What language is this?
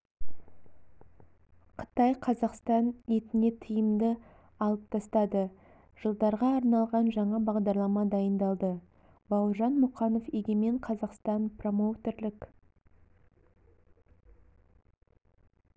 Kazakh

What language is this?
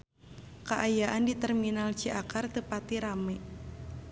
Sundanese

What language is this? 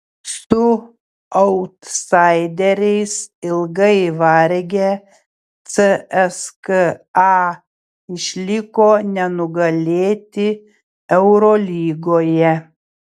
Lithuanian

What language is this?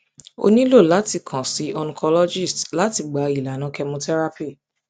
Yoruba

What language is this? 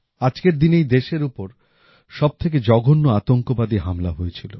Bangla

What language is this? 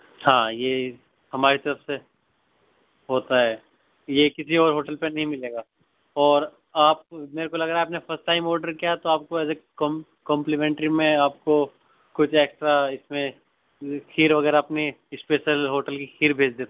Urdu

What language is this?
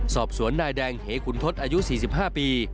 Thai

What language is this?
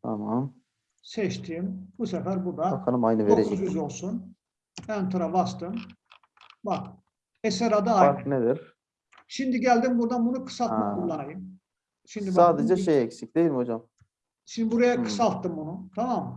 Turkish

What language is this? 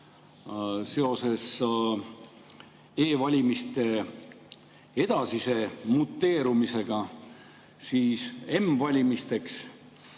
Estonian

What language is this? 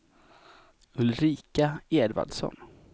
Swedish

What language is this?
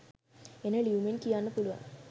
Sinhala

